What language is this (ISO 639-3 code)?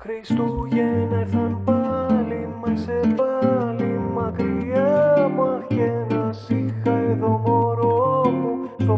ell